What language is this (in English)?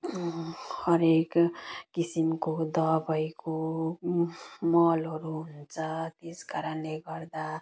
Nepali